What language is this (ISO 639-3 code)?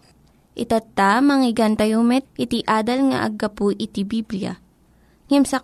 fil